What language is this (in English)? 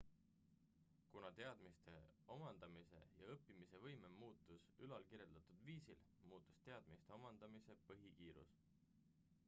Estonian